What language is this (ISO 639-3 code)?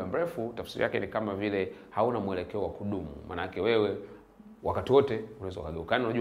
swa